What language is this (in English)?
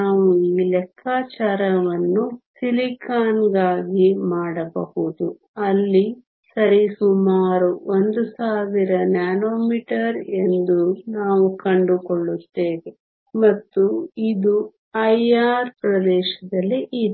Kannada